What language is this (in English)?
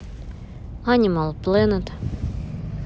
Russian